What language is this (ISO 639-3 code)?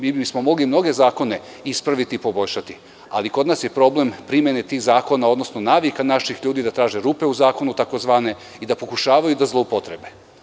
srp